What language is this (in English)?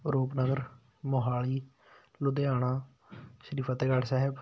Punjabi